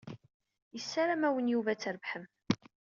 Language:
Kabyle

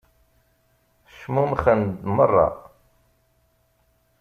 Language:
Kabyle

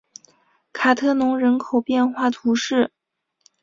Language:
Chinese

